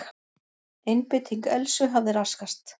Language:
Icelandic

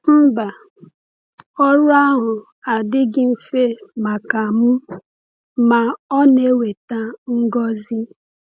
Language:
Igbo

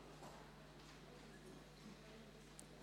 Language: Swiss German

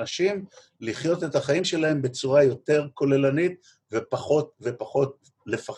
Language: Hebrew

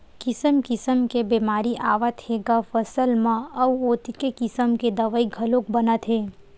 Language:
Chhattisgarhi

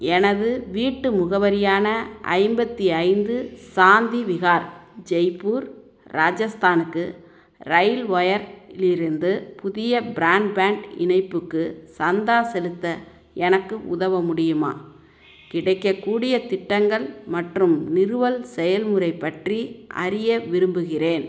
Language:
Tamil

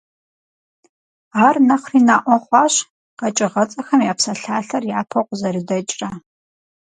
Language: Kabardian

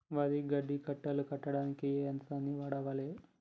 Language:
Telugu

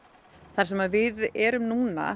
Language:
Icelandic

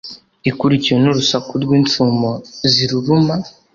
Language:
Kinyarwanda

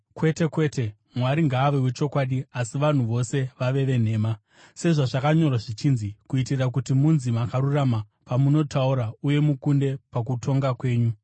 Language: Shona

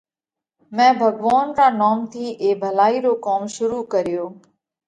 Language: Parkari Koli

